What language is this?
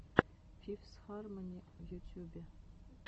Russian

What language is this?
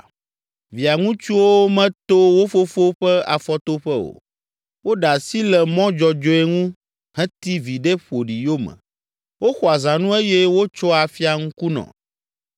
Ewe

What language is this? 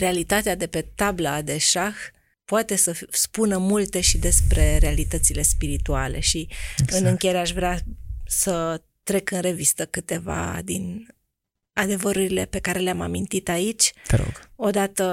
Romanian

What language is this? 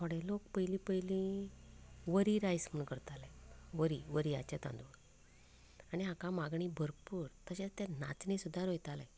Konkani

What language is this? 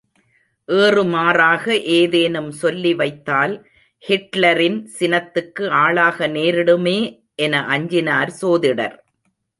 Tamil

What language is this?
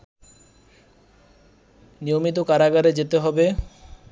Bangla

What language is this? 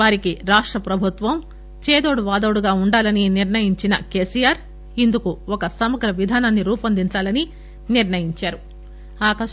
Telugu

